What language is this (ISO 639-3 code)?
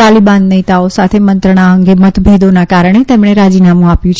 guj